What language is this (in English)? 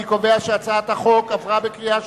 Hebrew